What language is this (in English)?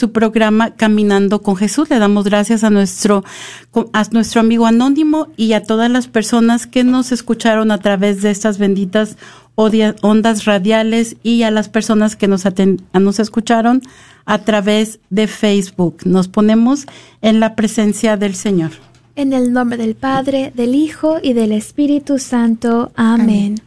Spanish